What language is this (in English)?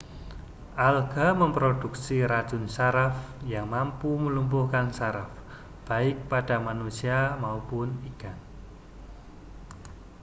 Indonesian